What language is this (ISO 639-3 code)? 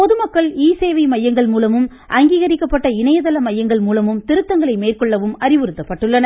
tam